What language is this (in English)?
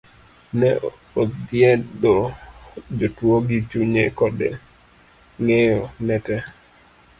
Luo (Kenya and Tanzania)